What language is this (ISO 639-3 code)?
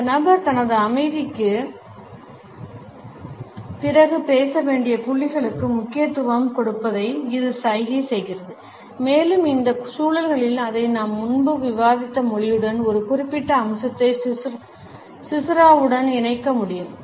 tam